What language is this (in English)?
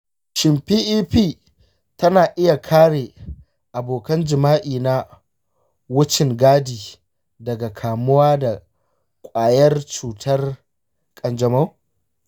Hausa